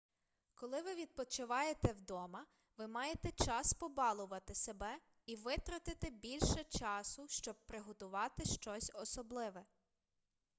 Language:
Ukrainian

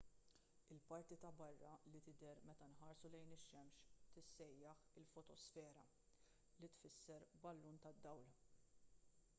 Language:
Maltese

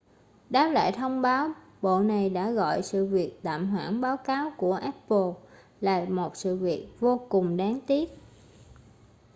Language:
Vietnamese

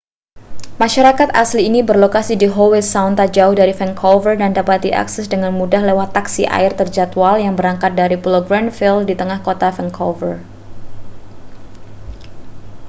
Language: Indonesian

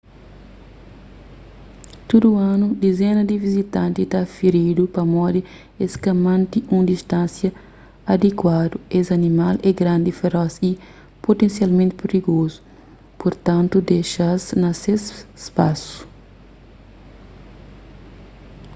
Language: Kabuverdianu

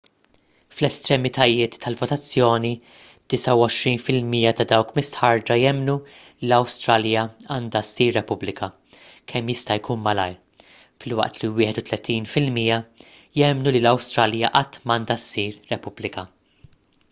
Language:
Maltese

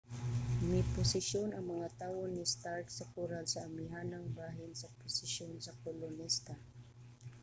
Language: Cebuano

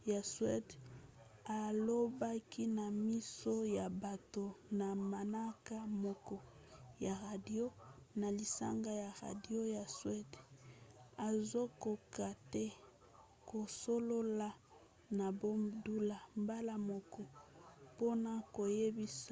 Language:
Lingala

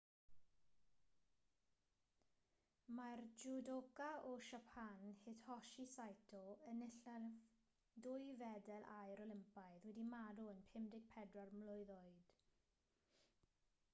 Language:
Welsh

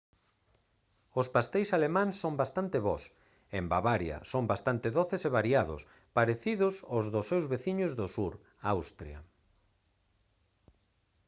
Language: Galician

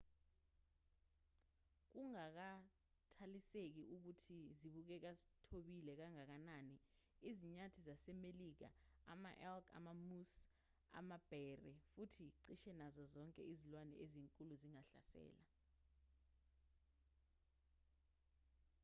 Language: Zulu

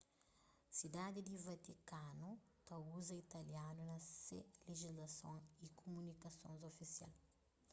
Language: Kabuverdianu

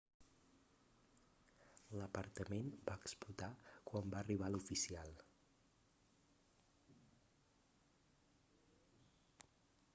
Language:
Catalan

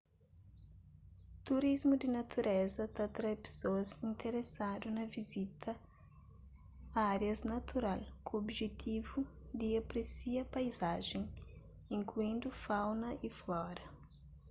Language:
Kabuverdianu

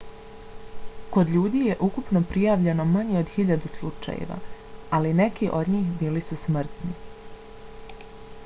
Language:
Bosnian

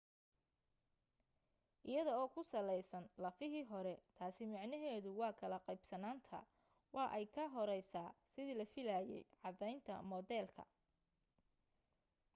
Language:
Somali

